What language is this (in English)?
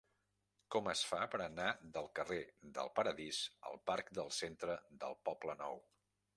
Catalan